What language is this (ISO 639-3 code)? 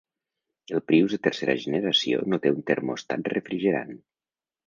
cat